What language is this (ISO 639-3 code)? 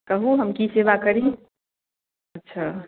mai